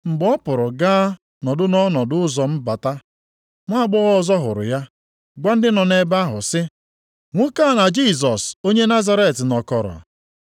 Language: Igbo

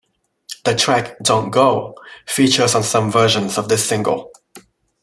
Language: English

